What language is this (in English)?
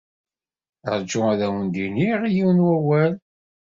Kabyle